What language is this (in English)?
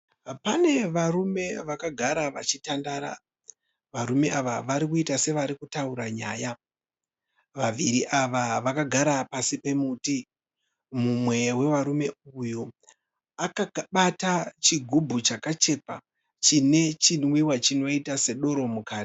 Shona